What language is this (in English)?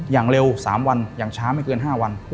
Thai